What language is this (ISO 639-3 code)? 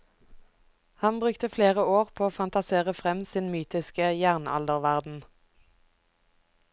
nor